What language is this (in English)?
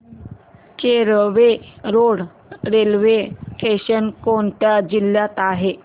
Marathi